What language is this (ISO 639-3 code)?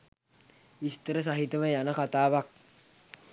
sin